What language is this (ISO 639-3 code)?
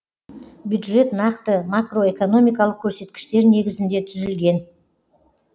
kaz